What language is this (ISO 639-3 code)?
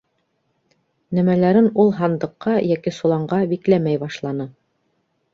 bak